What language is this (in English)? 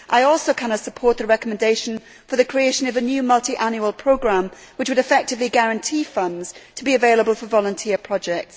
English